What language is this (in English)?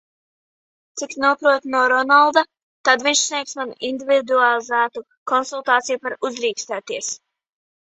Latvian